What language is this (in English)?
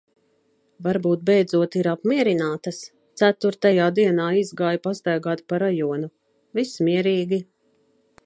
Latvian